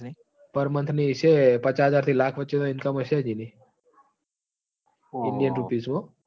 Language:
Gujarati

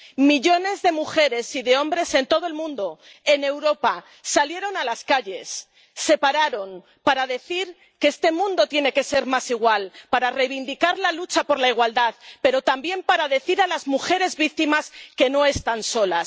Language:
Spanish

